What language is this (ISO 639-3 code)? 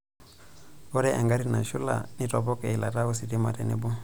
mas